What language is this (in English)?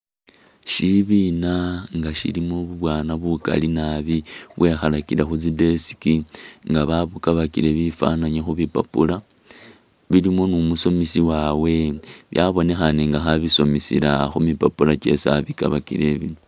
Masaaba